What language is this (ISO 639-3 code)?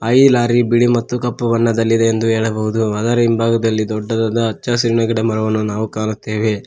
kan